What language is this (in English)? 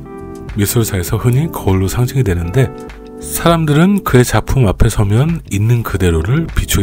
Korean